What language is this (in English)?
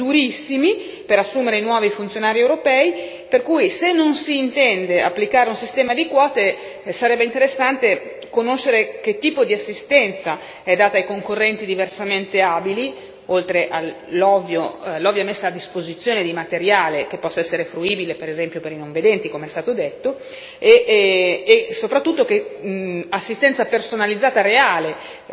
Italian